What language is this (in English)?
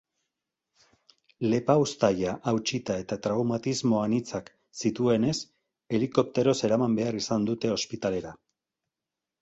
Basque